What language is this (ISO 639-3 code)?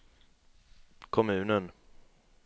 swe